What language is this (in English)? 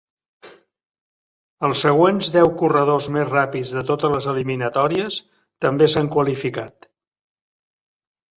Catalan